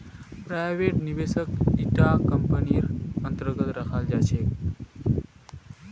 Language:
Magahi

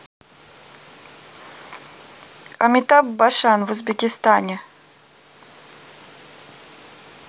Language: Russian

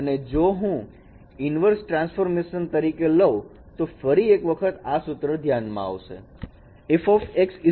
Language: Gujarati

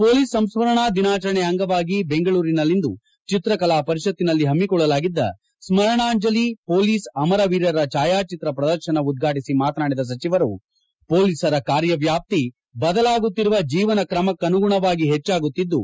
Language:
Kannada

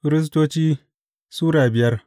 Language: Hausa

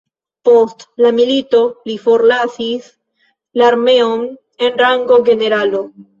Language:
Esperanto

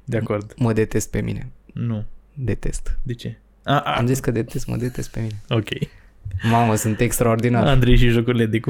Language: Romanian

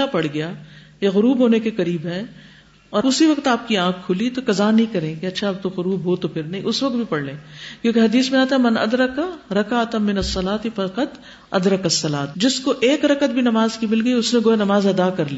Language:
Urdu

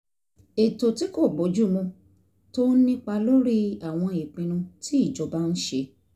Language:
Yoruba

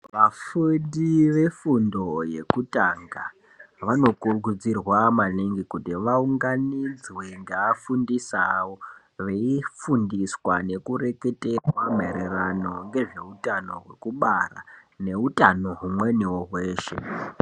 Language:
Ndau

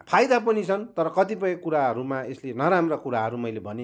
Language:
Nepali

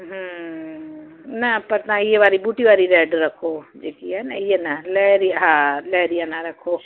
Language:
Sindhi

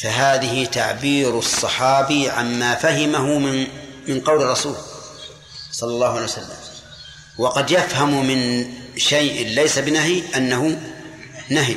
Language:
Arabic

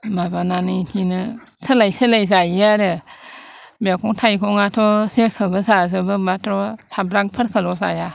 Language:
Bodo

